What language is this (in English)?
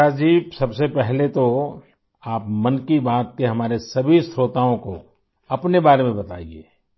Urdu